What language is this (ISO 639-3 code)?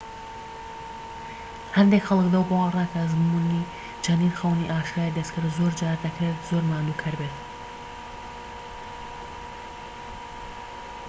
ckb